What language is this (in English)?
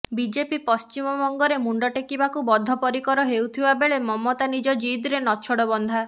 Odia